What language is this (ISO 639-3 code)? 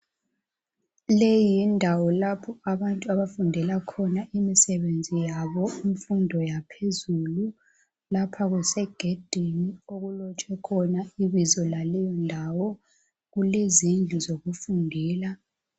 nde